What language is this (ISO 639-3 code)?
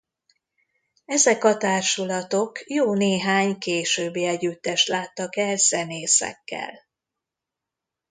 hun